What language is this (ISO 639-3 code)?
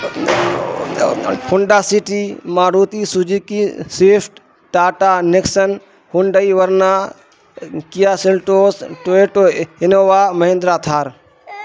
urd